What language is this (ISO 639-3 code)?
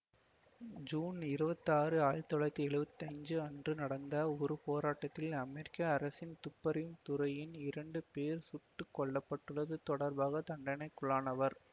tam